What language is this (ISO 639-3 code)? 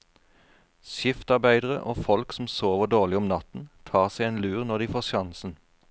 nor